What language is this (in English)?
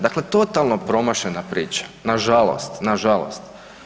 Croatian